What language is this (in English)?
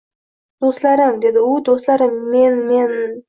Uzbek